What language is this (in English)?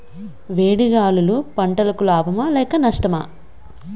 Telugu